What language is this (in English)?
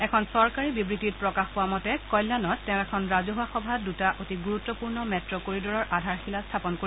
Assamese